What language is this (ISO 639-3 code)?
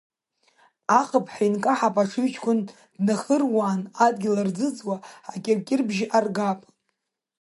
abk